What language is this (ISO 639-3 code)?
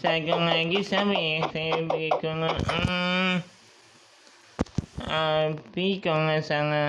ind